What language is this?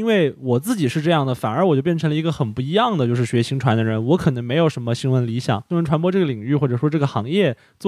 Chinese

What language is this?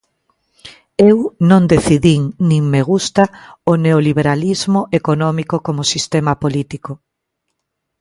Galician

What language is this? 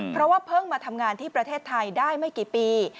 Thai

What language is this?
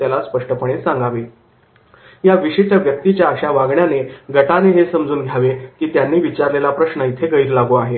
Marathi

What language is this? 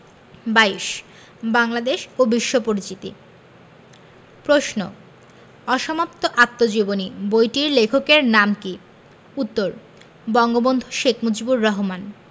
Bangla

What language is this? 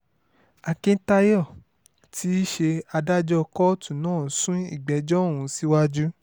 Yoruba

